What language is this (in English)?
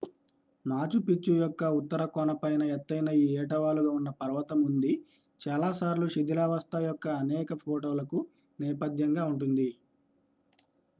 Telugu